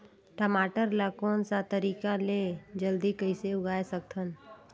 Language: Chhattisgarhi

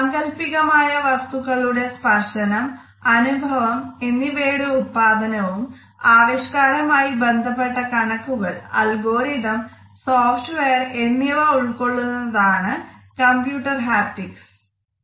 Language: Malayalam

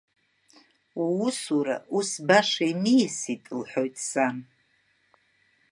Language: Abkhazian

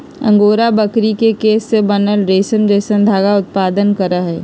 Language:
Magahi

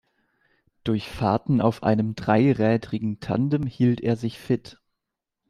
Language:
German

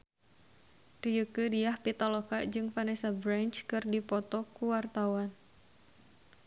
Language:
Sundanese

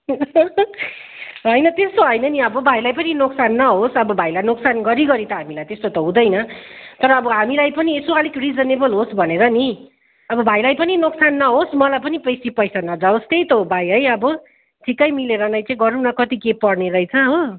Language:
Nepali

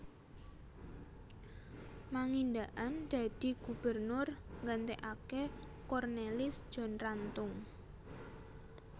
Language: Javanese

